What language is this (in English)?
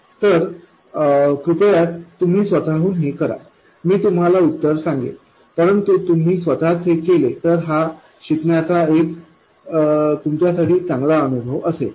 Marathi